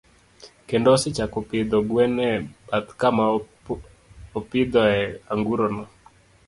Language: Luo (Kenya and Tanzania)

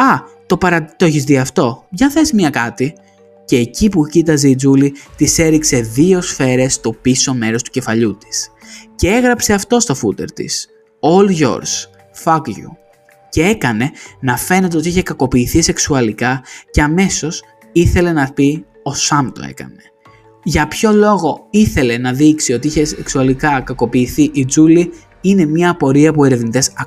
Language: Greek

